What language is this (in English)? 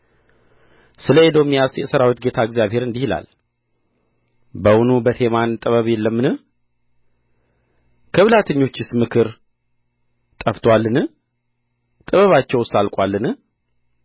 Amharic